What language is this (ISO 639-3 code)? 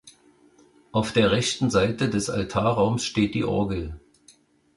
deu